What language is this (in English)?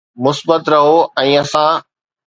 Sindhi